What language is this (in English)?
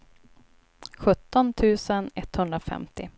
Swedish